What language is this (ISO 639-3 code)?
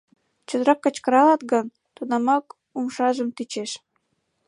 chm